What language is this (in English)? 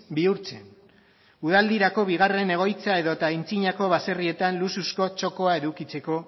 Basque